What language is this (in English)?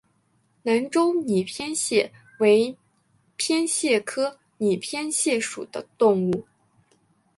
Chinese